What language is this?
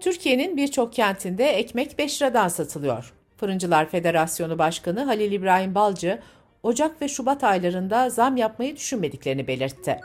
Turkish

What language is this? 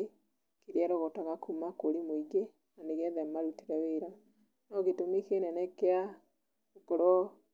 Kikuyu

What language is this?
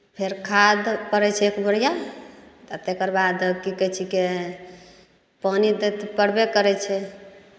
Maithili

